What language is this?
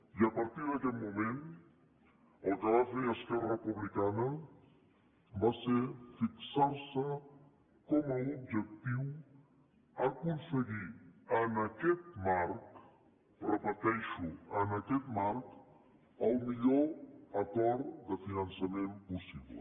Catalan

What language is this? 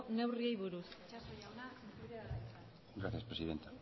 Basque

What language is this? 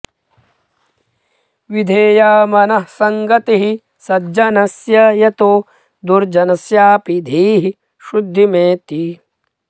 Sanskrit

